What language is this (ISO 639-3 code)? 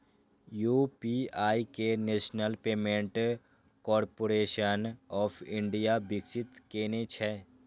mai